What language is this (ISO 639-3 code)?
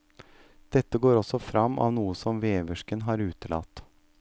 nor